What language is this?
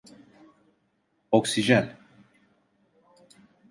Turkish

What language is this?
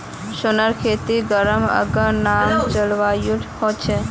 Magahi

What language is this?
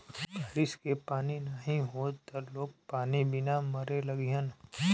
Bhojpuri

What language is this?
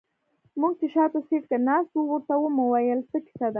Pashto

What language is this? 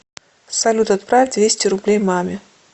Russian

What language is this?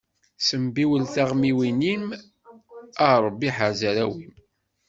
Kabyle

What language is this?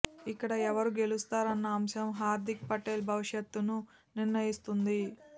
Telugu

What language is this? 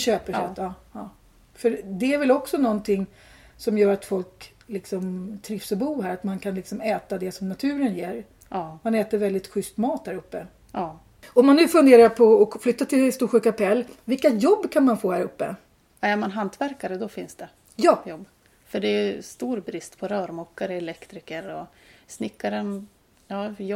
Swedish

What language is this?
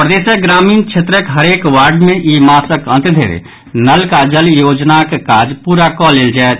Maithili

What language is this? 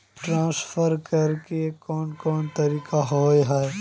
Magahi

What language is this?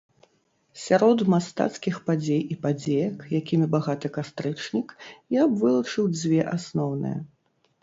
Belarusian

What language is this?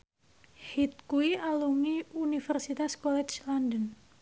Javanese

